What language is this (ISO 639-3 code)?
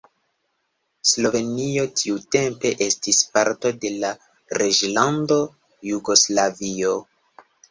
epo